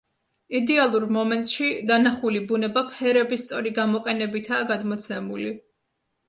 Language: Georgian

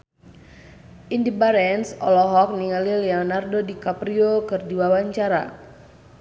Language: Sundanese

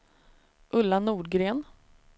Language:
Swedish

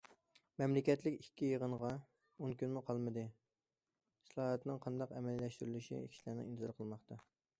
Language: Uyghur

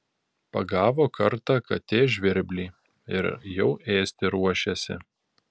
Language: Lithuanian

